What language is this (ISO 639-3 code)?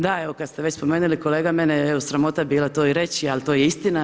hrv